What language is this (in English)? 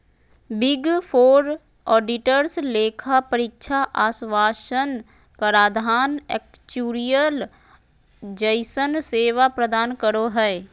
Magahi